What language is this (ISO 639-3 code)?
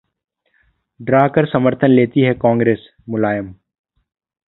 hin